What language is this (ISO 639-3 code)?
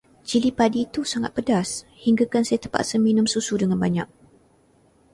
msa